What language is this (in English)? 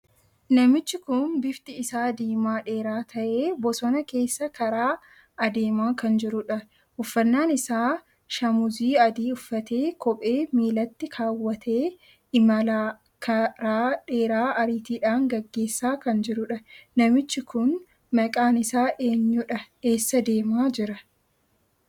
Oromo